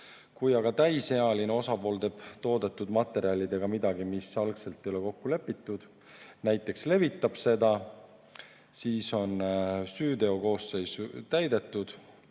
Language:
Estonian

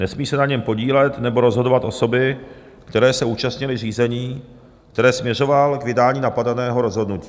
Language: Czech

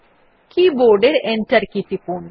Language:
Bangla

